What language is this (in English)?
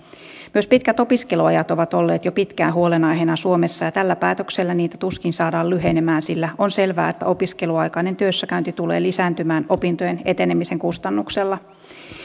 Finnish